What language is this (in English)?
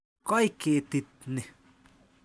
Kalenjin